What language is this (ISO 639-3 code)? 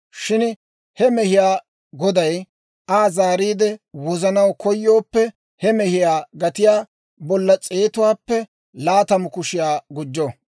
dwr